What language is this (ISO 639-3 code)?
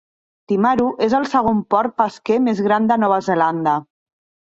cat